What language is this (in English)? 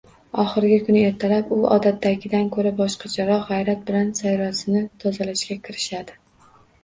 Uzbek